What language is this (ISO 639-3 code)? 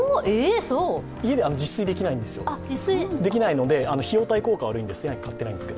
jpn